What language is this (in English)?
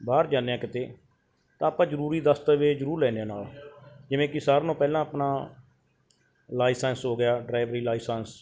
Punjabi